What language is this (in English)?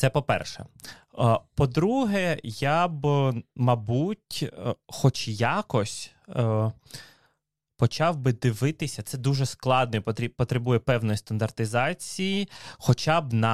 Ukrainian